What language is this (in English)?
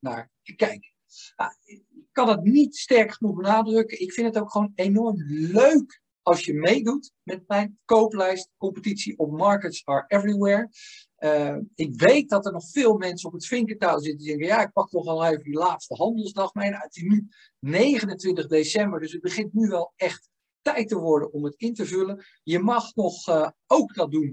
Dutch